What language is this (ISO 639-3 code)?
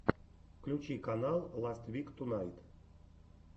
rus